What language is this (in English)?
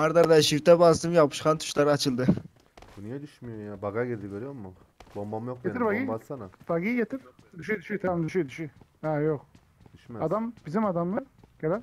Turkish